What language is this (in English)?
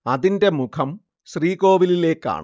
Malayalam